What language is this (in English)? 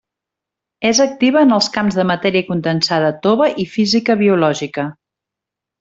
Catalan